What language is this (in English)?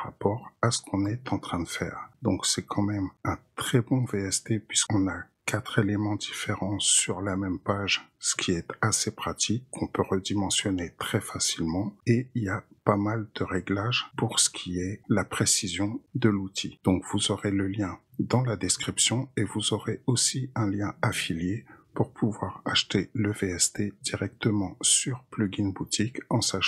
French